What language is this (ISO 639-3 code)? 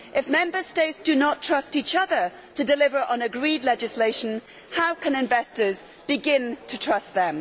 eng